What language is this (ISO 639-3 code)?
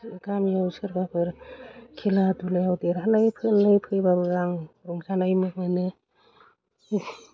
brx